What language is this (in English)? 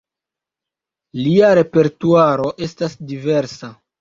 Esperanto